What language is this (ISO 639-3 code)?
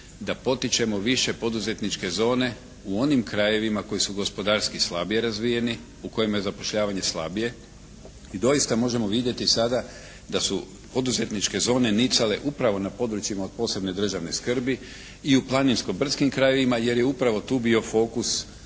hrv